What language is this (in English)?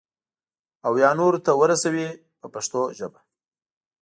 Pashto